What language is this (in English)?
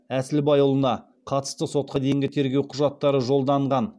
Kazakh